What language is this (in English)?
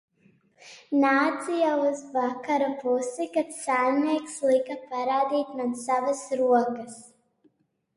Latvian